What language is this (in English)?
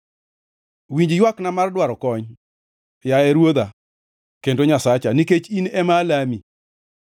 Luo (Kenya and Tanzania)